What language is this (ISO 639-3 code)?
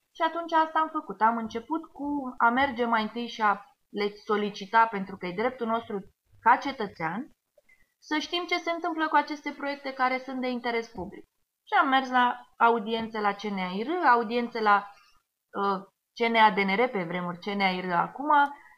ron